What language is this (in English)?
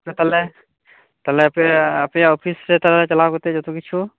Santali